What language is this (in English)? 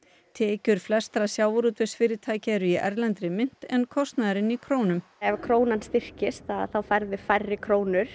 Icelandic